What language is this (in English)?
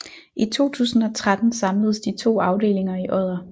Danish